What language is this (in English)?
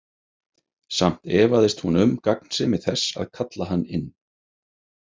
Icelandic